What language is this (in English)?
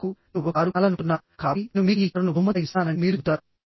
Telugu